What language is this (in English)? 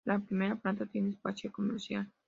Spanish